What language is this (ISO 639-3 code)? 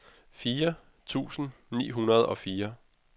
dan